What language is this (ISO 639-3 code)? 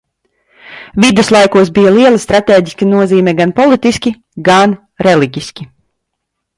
lav